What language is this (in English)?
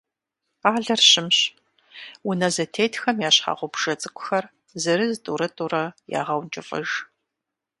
Kabardian